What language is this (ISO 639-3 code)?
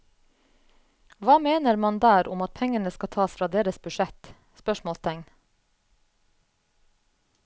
nor